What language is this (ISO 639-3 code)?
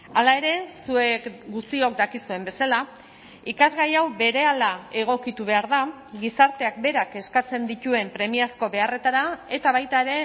eus